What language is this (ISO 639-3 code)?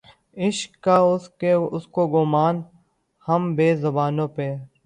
urd